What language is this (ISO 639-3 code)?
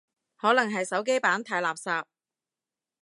yue